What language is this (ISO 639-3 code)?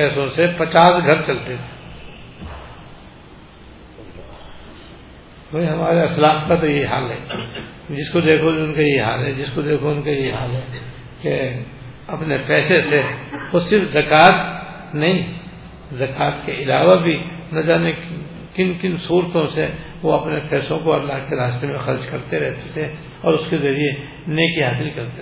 urd